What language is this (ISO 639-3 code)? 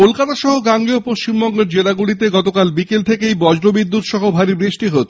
ben